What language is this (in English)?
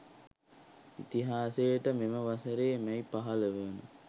Sinhala